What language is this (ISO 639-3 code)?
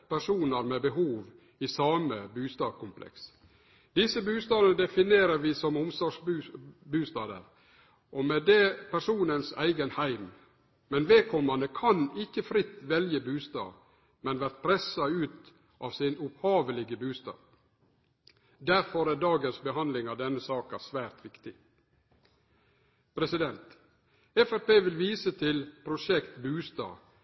nno